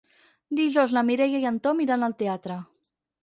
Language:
Catalan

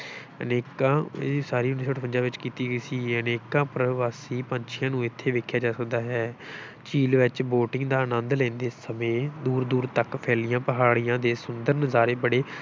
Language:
Punjabi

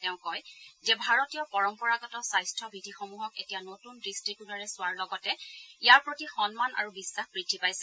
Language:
Assamese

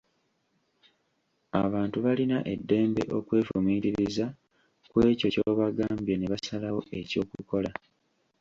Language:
Ganda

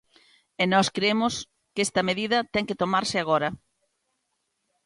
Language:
Galician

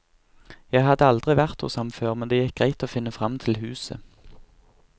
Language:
Norwegian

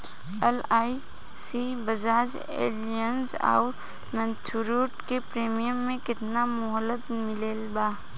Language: Bhojpuri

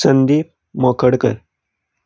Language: Konkani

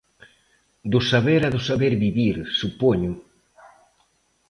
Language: Galician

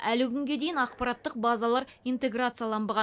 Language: Kazakh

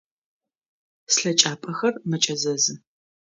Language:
Adyghe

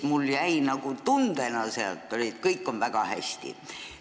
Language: Estonian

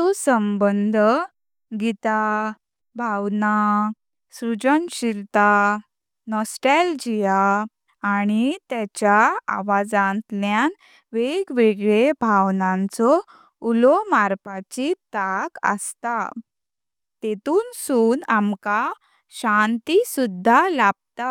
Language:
Konkani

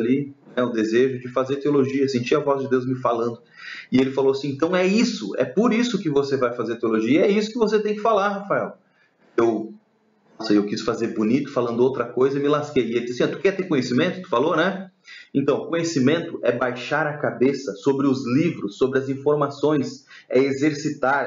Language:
Portuguese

